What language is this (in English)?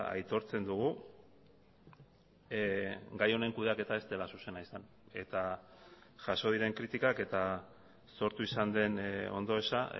Basque